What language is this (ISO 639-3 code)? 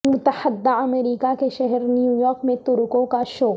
urd